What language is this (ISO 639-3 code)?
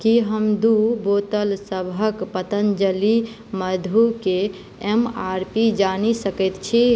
mai